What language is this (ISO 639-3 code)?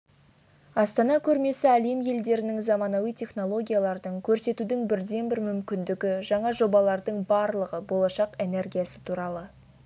kaz